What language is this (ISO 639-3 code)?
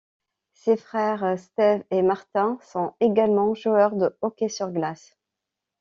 fra